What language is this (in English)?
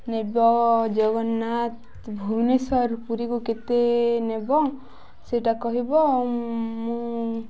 Odia